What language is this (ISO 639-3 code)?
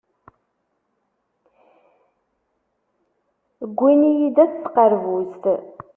kab